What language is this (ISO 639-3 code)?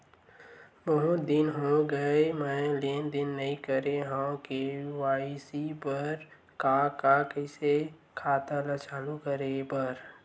hne